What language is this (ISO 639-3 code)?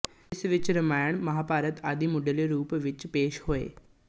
pan